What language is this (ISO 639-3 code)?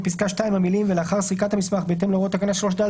heb